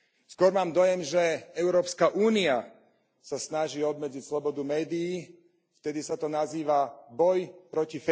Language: Slovak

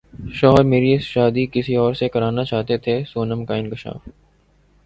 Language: Urdu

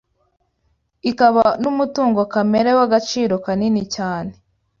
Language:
Kinyarwanda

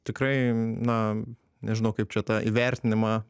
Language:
Lithuanian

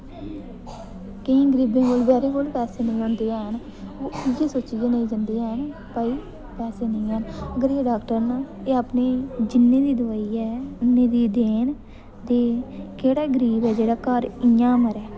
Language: Dogri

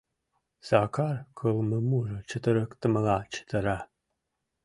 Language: Mari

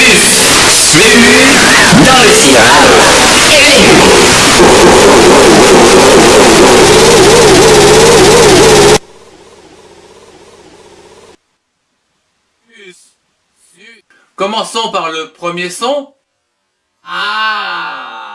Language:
French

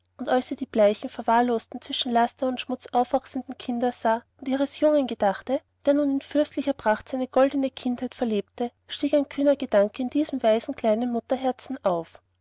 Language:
German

